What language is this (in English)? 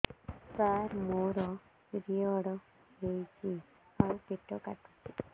Odia